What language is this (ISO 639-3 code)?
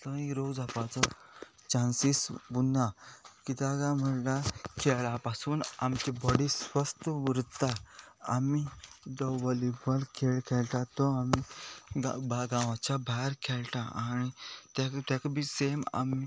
kok